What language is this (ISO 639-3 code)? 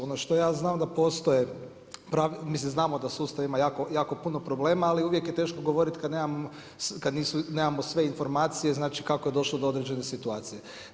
hrv